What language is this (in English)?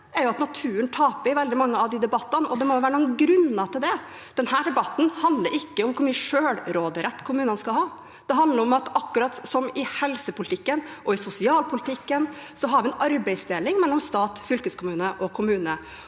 Norwegian